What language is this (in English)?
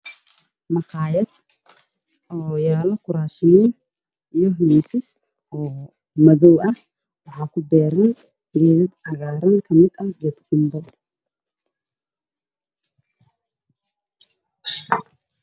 Somali